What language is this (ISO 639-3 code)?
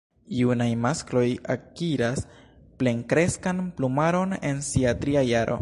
epo